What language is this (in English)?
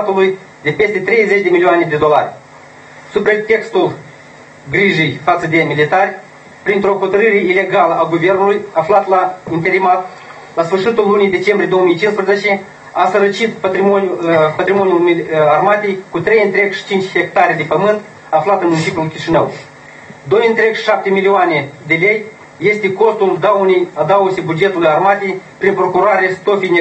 Romanian